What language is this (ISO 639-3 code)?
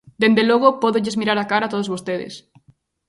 glg